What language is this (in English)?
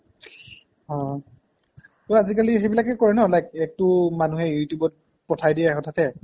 Assamese